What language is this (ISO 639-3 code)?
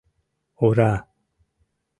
chm